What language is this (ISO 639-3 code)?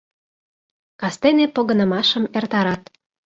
chm